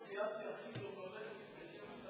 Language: Hebrew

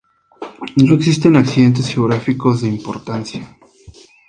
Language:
Spanish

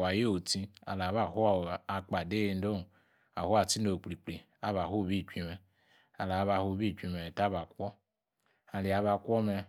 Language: Yace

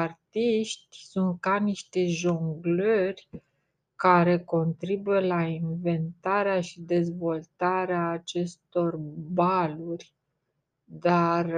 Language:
Romanian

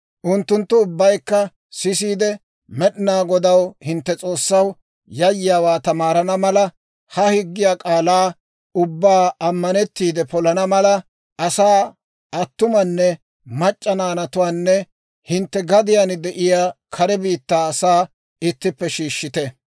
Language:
Dawro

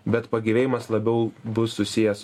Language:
Lithuanian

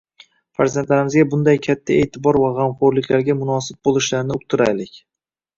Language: Uzbek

